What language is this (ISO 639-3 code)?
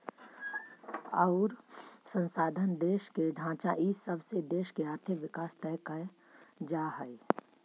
mag